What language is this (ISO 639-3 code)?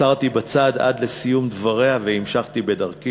heb